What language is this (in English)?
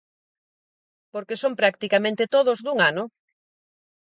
Galician